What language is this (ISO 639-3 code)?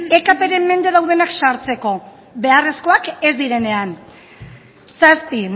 eus